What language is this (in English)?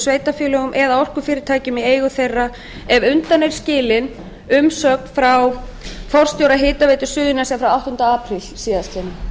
Icelandic